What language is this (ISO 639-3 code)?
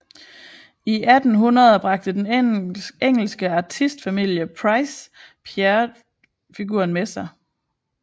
dan